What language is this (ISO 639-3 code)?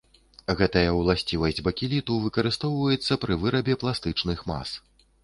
bel